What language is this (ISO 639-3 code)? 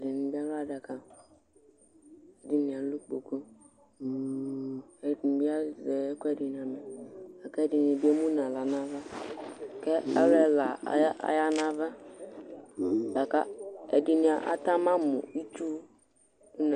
kpo